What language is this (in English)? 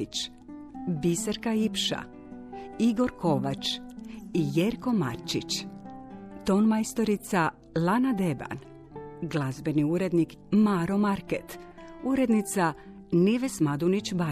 Croatian